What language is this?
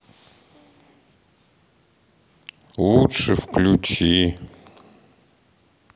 Russian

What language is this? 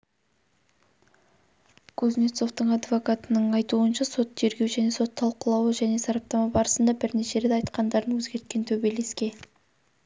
Kazakh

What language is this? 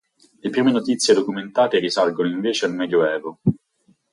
Italian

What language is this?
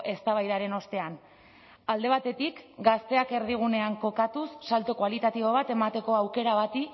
Basque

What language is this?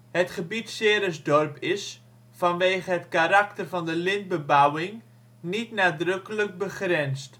Dutch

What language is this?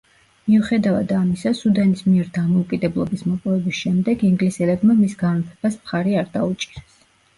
Georgian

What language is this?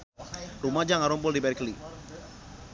Sundanese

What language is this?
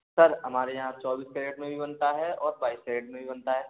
Hindi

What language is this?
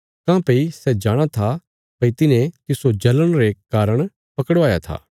Bilaspuri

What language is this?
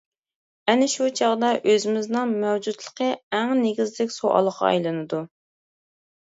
Uyghur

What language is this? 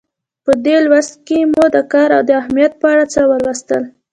Pashto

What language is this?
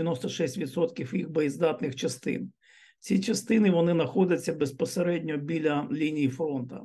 Ukrainian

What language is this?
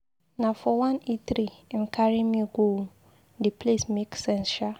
Nigerian Pidgin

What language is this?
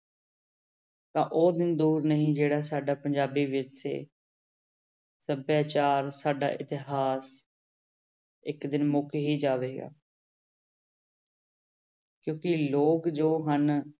Punjabi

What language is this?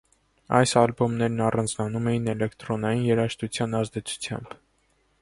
Armenian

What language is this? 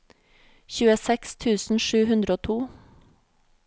Norwegian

